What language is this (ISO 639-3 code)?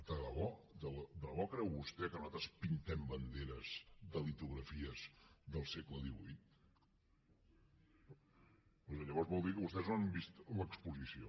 cat